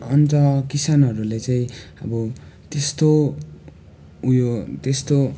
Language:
Nepali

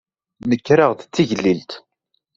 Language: Kabyle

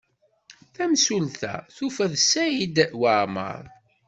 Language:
Kabyle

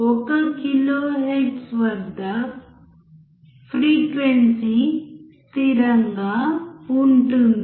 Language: Telugu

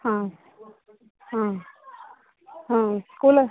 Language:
Kannada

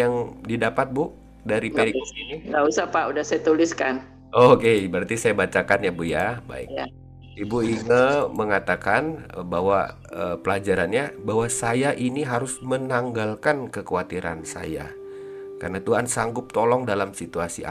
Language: Indonesian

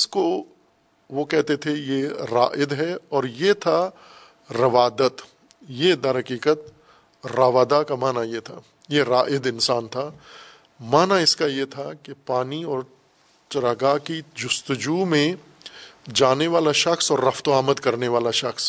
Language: Urdu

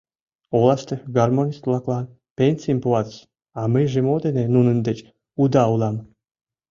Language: Mari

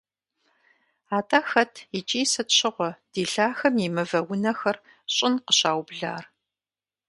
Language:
Kabardian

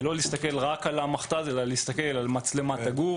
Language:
Hebrew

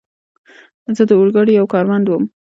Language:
Pashto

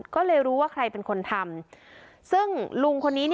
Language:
Thai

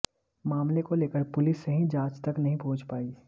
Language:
Hindi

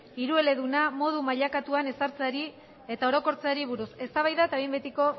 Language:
Basque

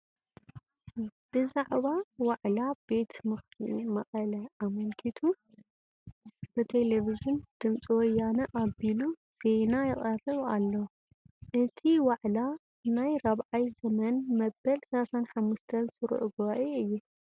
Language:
Tigrinya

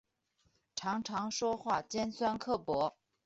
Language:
Chinese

